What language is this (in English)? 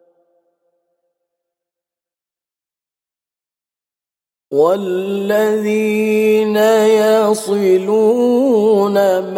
Arabic